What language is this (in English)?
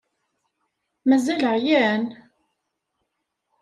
Kabyle